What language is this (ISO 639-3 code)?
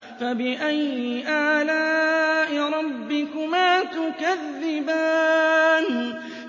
ara